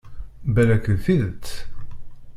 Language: Kabyle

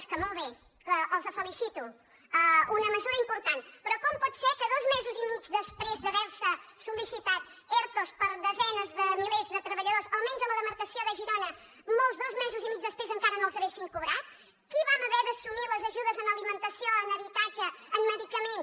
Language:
Catalan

